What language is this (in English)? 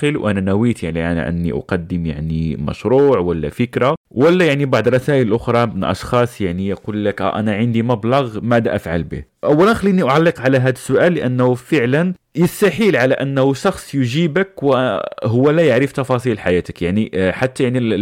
Arabic